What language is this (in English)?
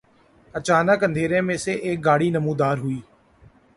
Urdu